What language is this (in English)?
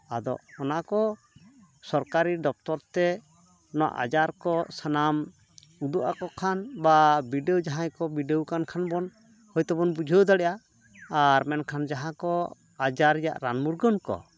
Santali